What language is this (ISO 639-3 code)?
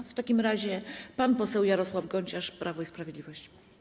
pol